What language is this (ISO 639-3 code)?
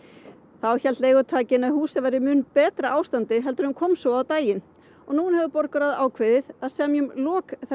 isl